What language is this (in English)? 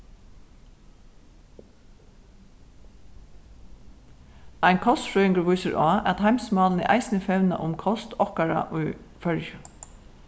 Faroese